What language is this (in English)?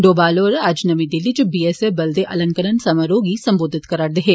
Dogri